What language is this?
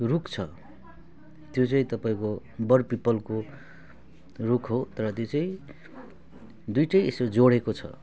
Nepali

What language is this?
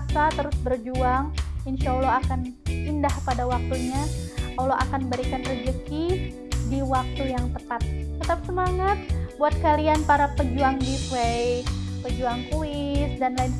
Indonesian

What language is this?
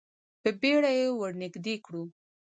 Pashto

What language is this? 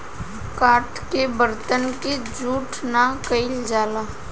Bhojpuri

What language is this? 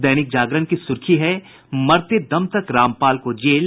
Hindi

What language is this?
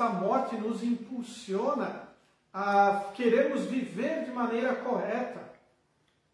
Portuguese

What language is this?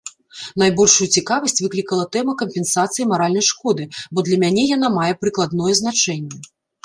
Belarusian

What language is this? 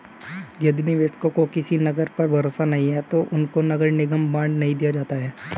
Hindi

